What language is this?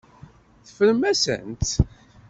Kabyle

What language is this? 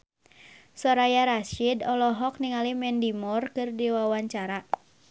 Sundanese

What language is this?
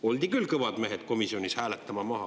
Estonian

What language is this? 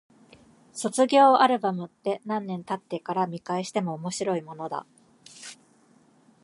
Japanese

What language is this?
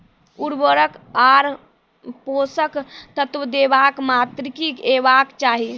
Maithili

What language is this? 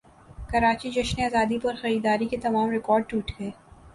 Urdu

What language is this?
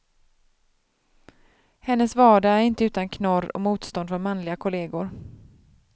Swedish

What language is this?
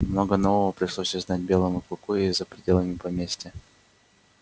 Russian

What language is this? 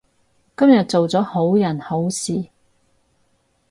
Cantonese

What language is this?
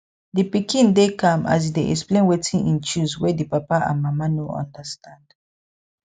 Nigerian Pidgin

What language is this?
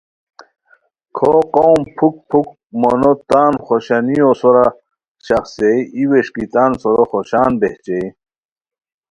Khowar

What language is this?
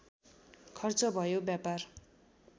Nepali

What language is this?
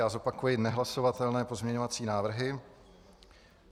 Czech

